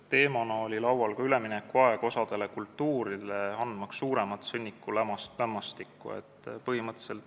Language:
Estonian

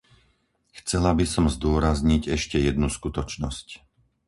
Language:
Slovak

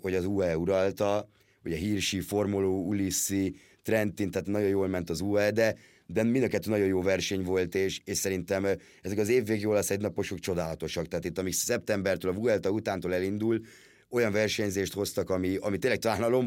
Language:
Hungarian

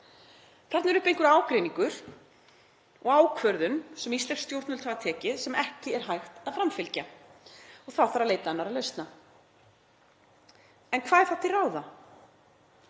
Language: Icelandic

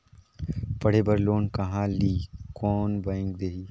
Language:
Chhattisgarhi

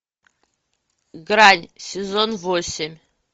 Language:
Russian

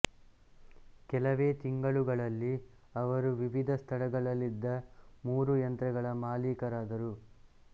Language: Kannada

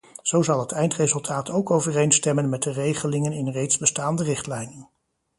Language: Dutch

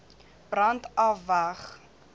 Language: Afrikaans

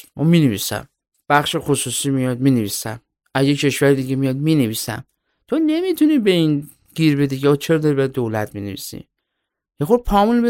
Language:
Persian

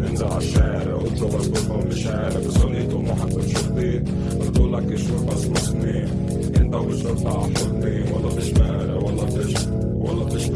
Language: Arabic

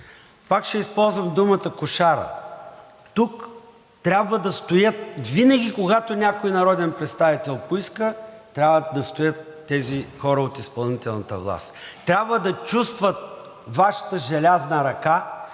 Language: Bulgarian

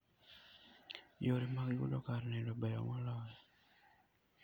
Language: Luo (Kenya and Tanzania)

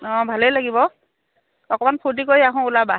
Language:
Assamese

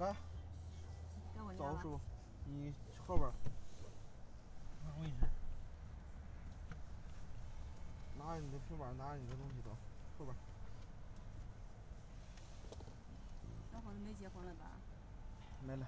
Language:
Chinese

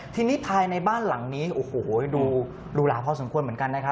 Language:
Thai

